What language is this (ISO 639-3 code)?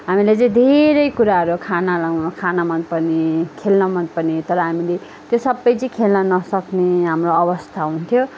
nep